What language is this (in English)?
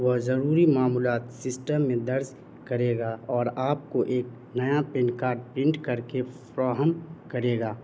Urdu